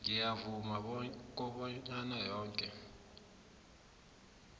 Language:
South Ndebele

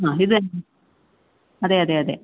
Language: Malayalam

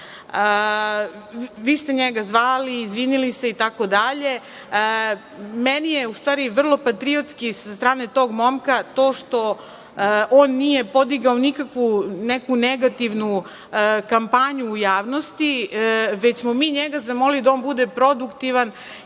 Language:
Serbian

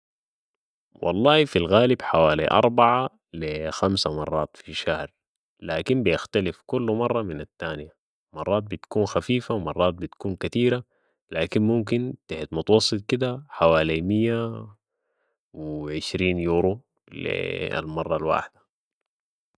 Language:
Sudanese Arabic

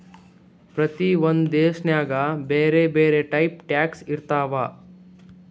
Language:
Kannada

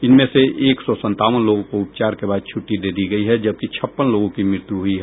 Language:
Hindi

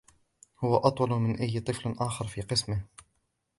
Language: Arabic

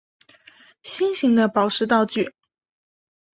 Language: Chinese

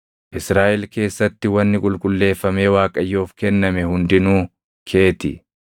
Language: Oromo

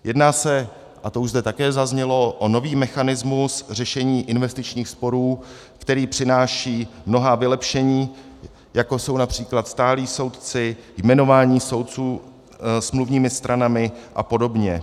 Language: Czech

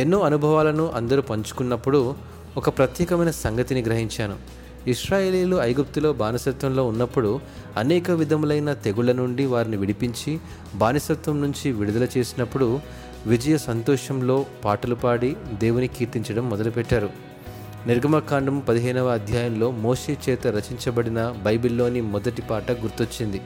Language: Telugu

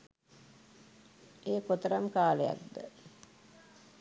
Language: Sinhala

